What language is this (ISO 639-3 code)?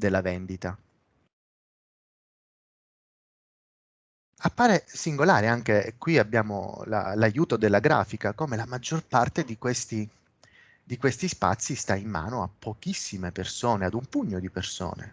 ita